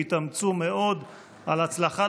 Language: Hebrew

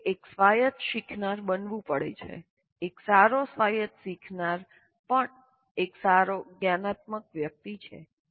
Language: Gujarati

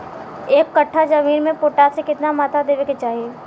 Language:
Bhojpuri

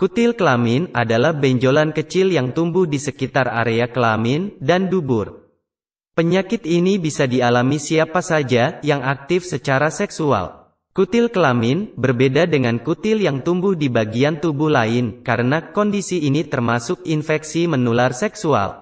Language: Indonesian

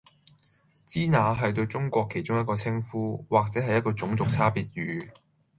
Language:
Cantonese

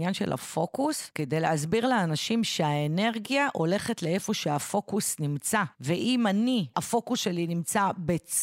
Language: Hebrew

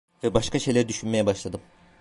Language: Turkish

